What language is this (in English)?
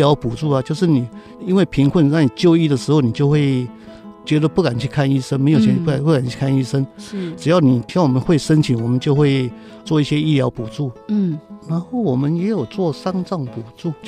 Chinese